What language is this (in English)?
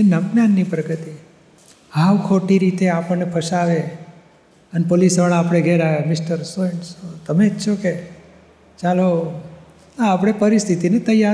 Gujarati